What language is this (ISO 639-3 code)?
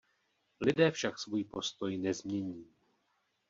ces